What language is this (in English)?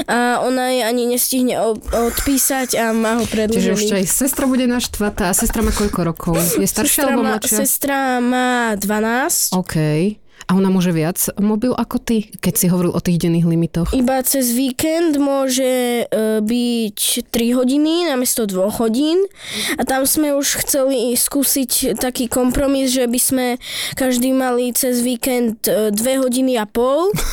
Slovak